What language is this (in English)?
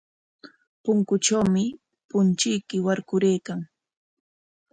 Corongo Ancash Quechua